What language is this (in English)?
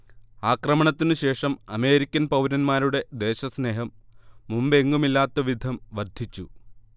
Malayalam